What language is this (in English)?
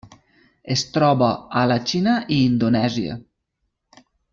Catalan